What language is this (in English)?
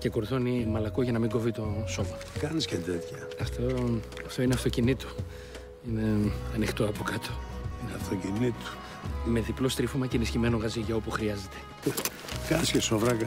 Greek